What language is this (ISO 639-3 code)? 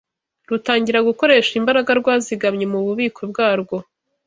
kin